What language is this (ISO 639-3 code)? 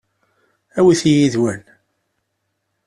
kab